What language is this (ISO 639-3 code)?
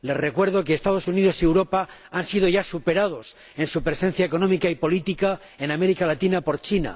spa